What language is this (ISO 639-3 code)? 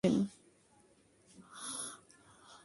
ben